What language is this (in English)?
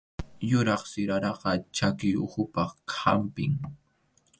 Arequipa-La Unión Quechua